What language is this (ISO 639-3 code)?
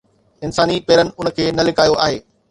snd